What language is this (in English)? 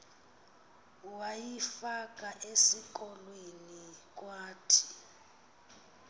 Xhosa